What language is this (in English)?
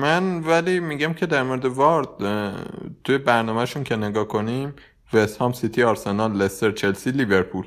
Persian